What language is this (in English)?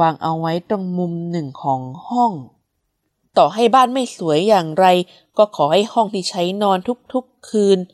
Thai